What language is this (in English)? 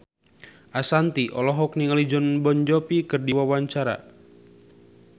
Sundanese